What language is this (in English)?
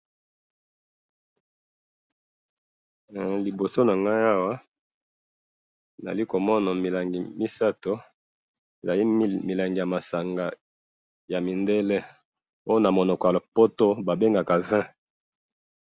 Lingala